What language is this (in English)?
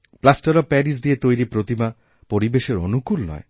Bangla